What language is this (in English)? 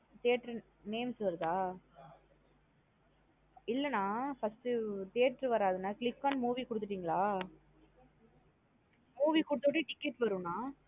Tamil